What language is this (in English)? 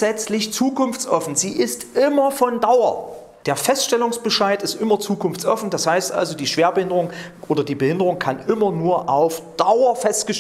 German